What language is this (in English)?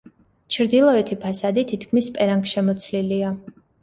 Georgian